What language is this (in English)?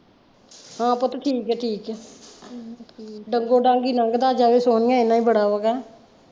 Punjabi